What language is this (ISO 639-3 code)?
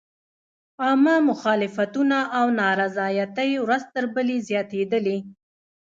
pus